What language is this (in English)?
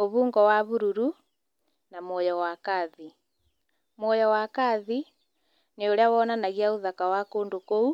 Kikuyu